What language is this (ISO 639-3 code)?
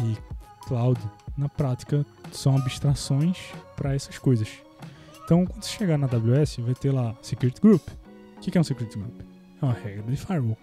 por